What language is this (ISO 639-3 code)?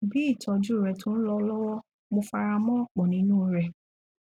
yor